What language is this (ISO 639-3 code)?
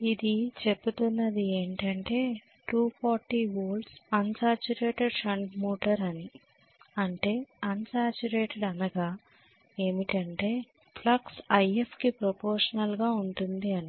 tel